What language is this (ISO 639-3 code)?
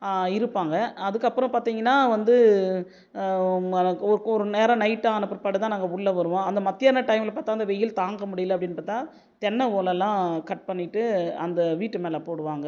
tam